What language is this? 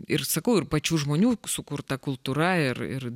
Lithuanian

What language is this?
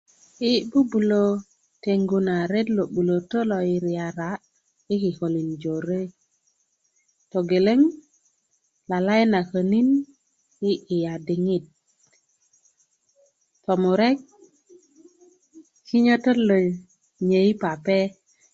Kuku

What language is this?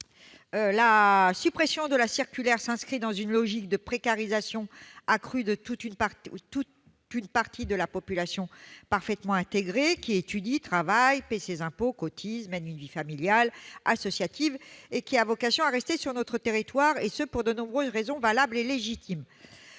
French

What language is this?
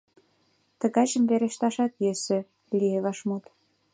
Mari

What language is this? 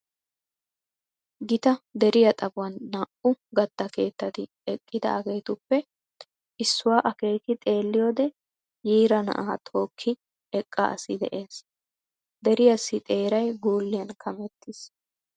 Wolaytta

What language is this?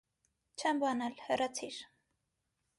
Armenian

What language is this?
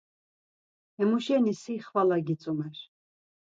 Laz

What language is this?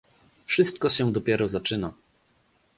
Polish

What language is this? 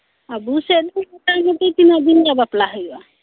Santali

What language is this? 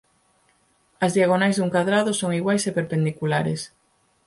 Galician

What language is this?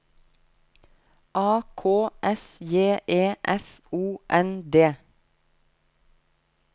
Norwegian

